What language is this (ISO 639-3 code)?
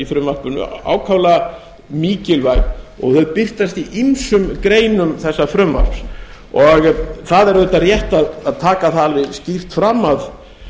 isl